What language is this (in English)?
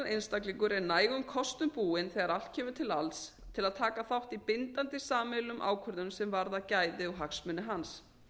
Icelandic